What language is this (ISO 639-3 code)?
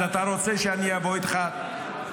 heb